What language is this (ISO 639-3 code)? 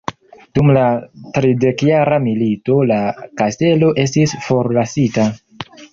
epo